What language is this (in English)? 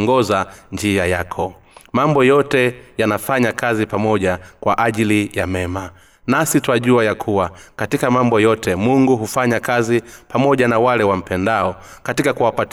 Swahili